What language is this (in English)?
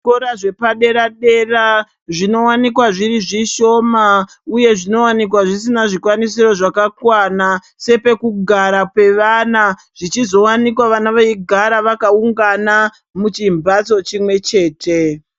Ndau